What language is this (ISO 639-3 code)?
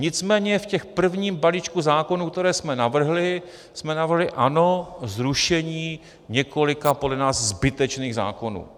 ces